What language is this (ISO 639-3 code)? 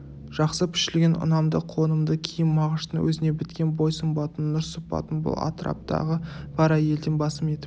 kaz